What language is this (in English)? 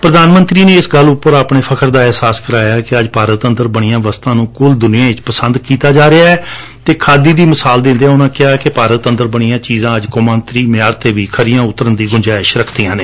Punjabi